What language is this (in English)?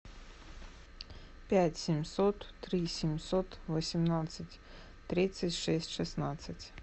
Russian